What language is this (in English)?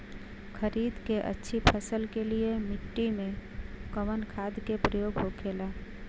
Bhojpuri